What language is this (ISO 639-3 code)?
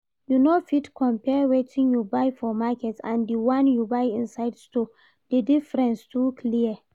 pcm